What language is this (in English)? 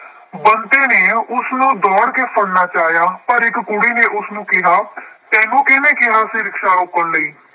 Punjabi